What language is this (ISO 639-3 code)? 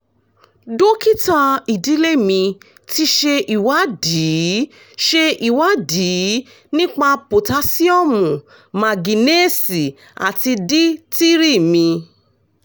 yor